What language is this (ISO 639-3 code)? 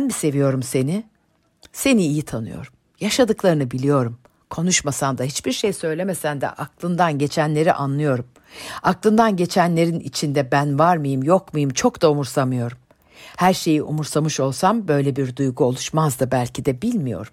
tur